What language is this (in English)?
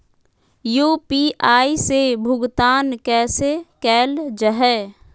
Magahi